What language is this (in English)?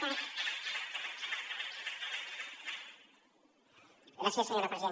Catalan